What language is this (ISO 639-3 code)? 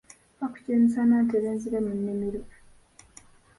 lug